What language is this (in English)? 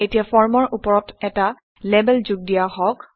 Assamese